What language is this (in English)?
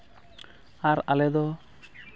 Santali